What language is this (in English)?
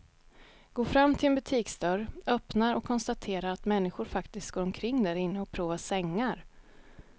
Swedish